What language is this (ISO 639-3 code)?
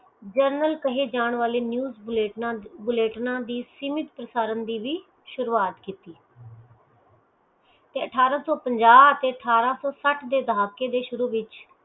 pan